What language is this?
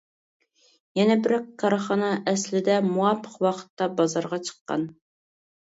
Uyghur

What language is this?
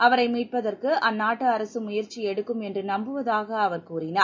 Tamil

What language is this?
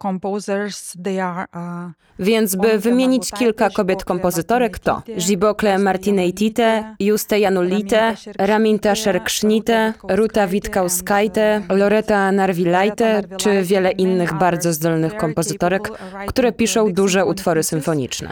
Polish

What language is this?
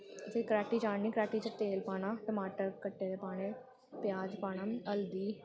Dogri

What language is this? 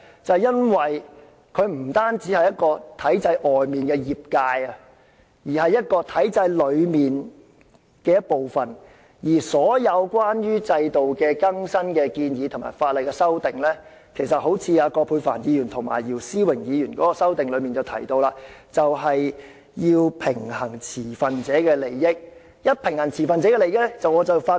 Cantonese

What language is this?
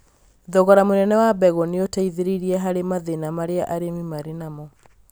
Kikuyu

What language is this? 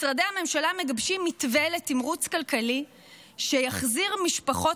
Hebrew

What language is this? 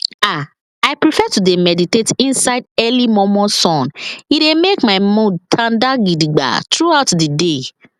Nigerian Pidgin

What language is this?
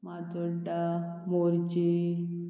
Konkani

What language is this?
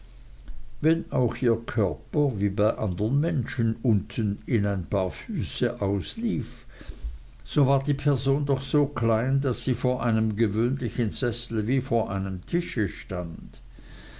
German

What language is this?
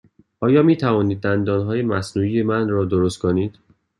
Persian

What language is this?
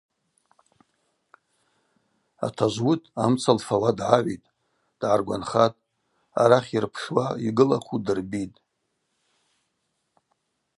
Abaza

